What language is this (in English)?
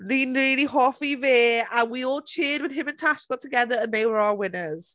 Welsh